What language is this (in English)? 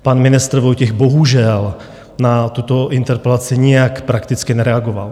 Czech